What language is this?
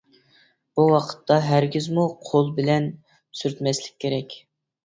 Uyghur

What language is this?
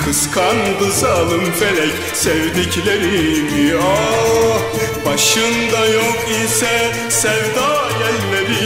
Turkish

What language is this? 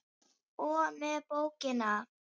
Icelandic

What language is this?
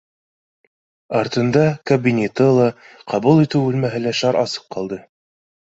Bashkir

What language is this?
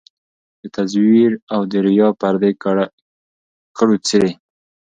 Pashto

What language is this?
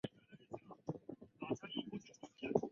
Chinese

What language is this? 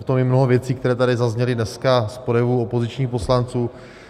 Czech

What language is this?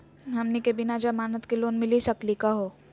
Magahi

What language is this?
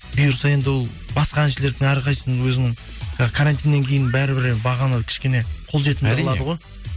Kazakh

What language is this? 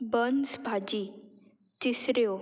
Konkani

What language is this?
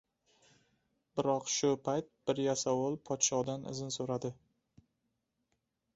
Uzbek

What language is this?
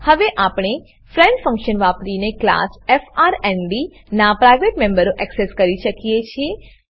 Gujarati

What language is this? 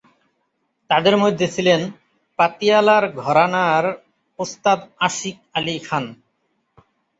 Bangla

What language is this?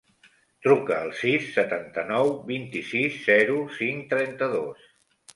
Catalan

